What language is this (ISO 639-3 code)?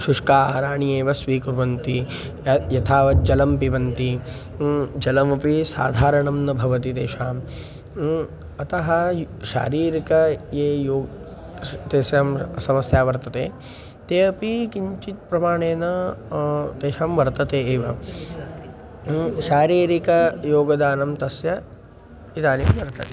san